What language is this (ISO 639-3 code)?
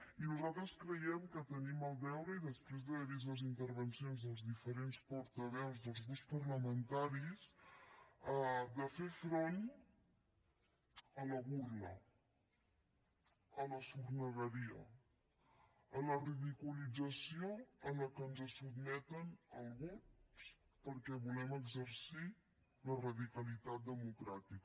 cat